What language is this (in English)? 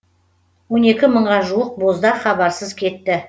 Kazakh